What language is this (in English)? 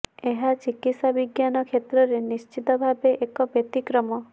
Odia